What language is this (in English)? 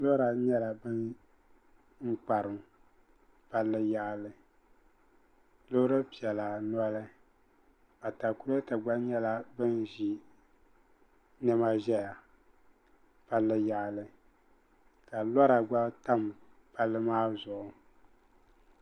Dagbani